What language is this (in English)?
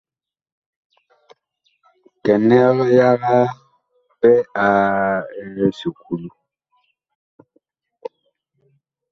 Bakoko